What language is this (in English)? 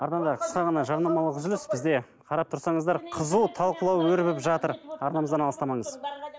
Kazakh